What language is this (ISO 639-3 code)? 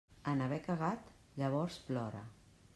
cat